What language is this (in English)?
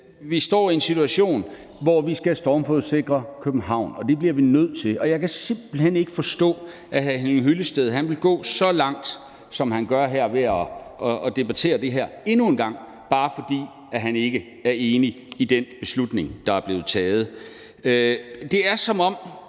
Danish